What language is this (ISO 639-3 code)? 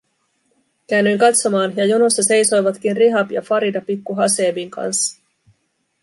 fin